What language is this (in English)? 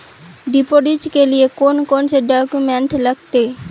Magahi